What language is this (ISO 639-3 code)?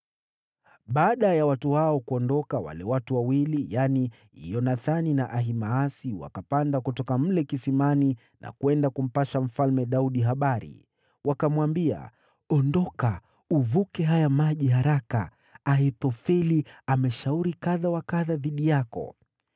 swa